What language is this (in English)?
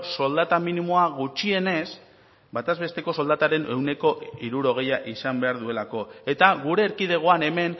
Basque